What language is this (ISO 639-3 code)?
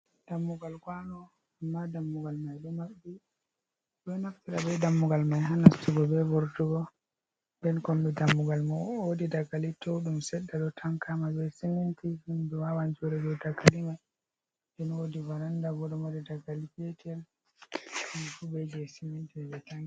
ful